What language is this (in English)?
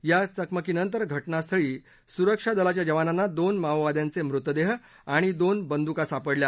Marathi